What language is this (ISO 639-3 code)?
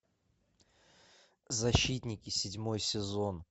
rus